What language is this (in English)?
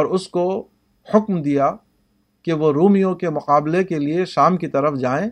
Urdu